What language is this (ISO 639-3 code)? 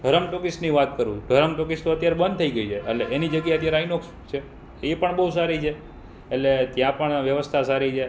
guj